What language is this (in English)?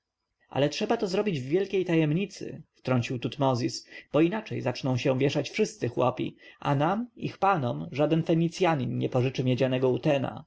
Polish